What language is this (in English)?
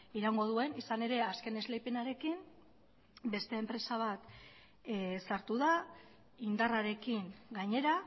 Basque